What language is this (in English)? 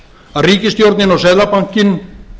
Icelandic